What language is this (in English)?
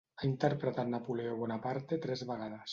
Catalan